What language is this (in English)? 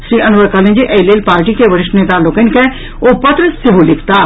Maithili